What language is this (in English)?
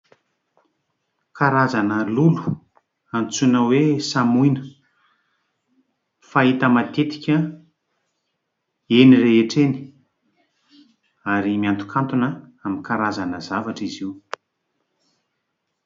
Malagasy